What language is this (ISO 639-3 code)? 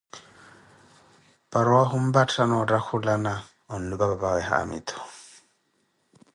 eko